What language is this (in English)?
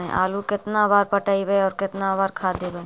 Magahi